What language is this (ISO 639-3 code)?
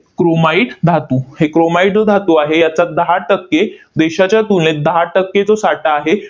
mar